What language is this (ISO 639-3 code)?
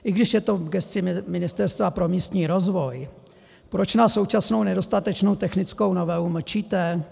ces